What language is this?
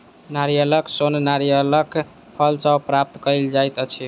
Maithili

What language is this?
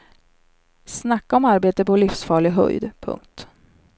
Swedish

